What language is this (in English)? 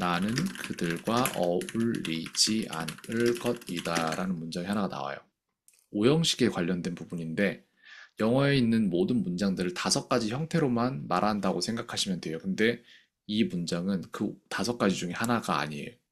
Korean